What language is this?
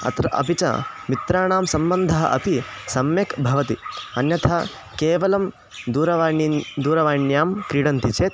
Sanskrit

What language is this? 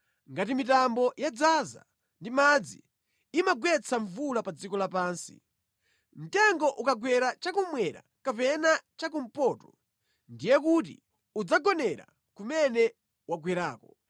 Nyanja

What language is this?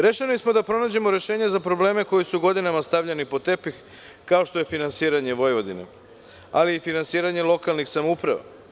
Serbian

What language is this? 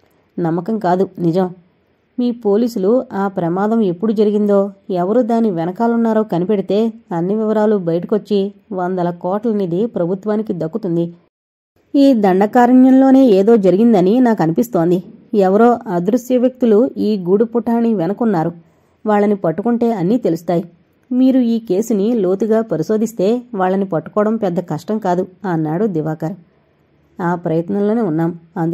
Telugu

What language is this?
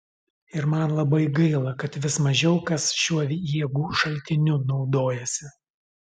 Lithuanian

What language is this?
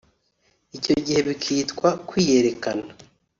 Kinyarwanda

